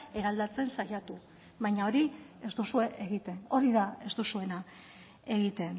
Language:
Basque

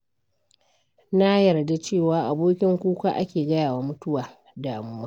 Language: Hausa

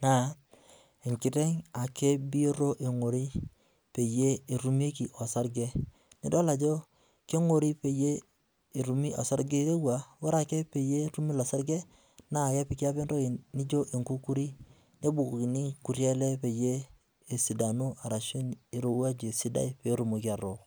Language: Masai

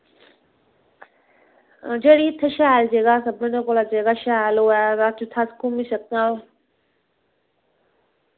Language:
Dogri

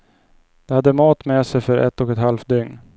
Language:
Swedish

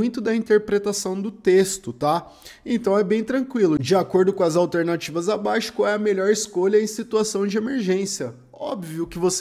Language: Portuguese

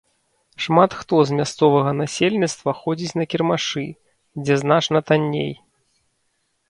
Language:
Belarusian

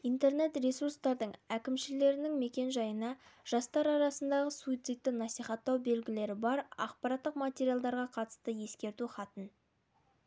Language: Kazakh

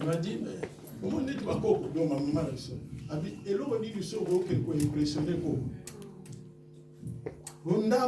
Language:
French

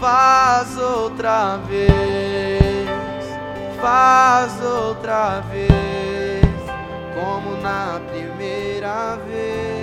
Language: Portuguese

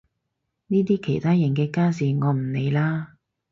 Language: Cantonese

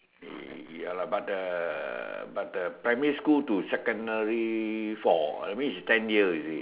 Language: English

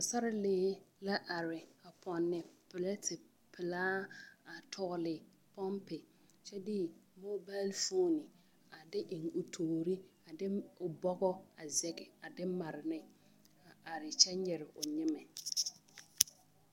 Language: Southern Dagaare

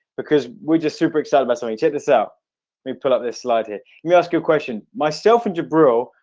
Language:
English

